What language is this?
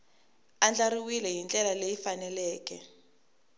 Tsonga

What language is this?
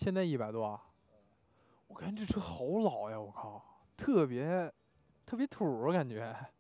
Chinese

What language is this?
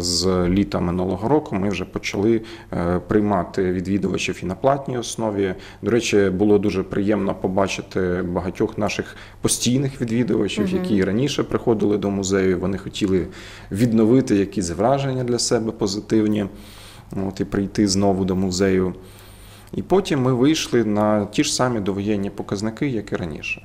Ukrainian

